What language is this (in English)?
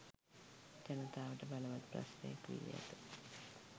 Sinhala